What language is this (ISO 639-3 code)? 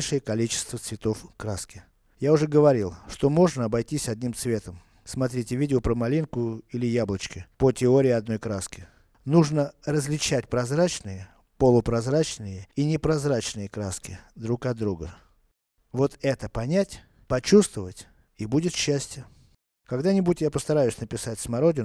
rus